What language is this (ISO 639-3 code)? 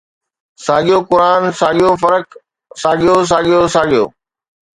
snd